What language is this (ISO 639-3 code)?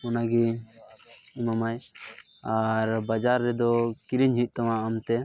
sat